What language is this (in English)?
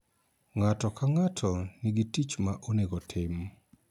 Luo (Kenya and Tanzania)